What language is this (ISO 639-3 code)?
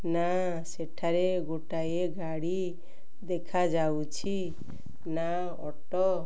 ori